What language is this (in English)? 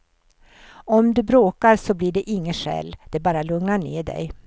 Swedish